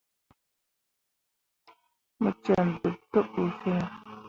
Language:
Mundang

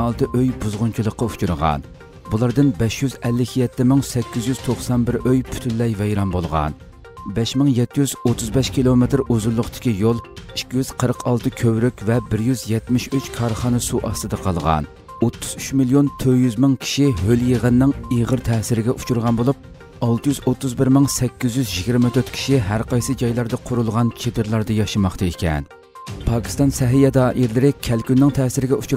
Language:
Turkish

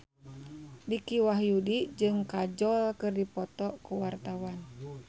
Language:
Sundanese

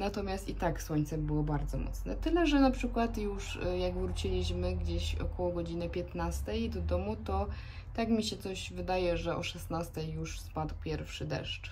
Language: Polish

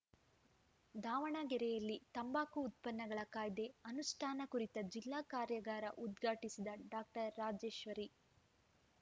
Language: Kannada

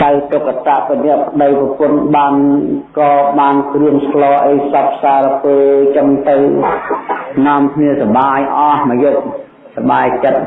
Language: Vietnamese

